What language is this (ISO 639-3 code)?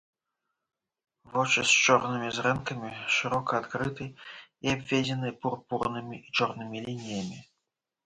bel